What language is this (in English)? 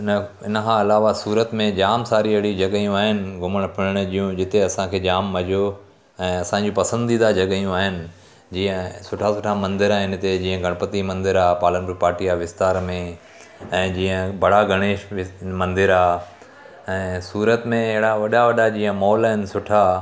Sindhi